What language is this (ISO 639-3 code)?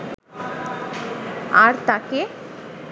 ben